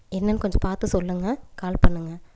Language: Tamil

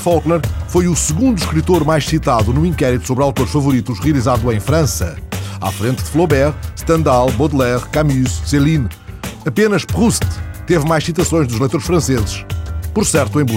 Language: Portuguese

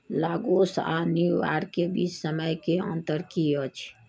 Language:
Maithili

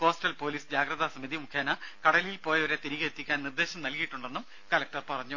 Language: Malayalam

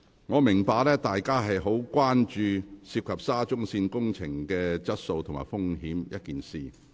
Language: Cantonese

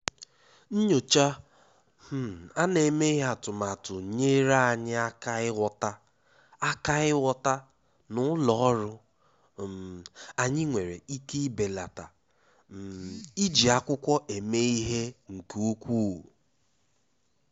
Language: Igbo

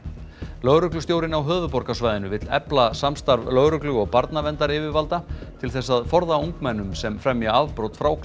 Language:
Icelandic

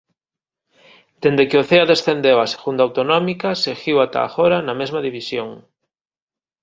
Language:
Galician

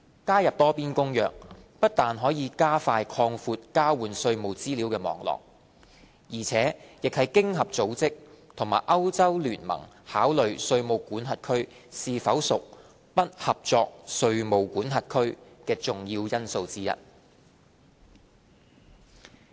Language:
Cantonese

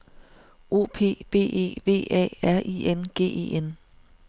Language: Danish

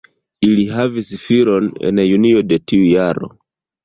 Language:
Esperanto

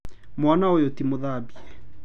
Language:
Kikuyu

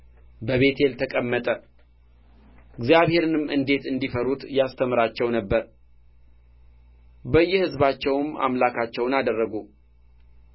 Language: Amharic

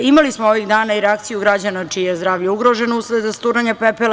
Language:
Serbian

